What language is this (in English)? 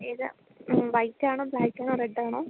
Malayalam